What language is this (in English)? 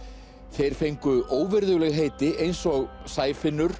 Icelandic